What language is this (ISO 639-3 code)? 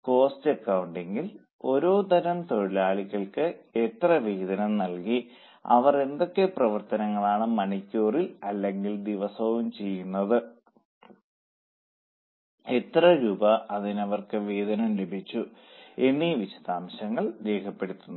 mal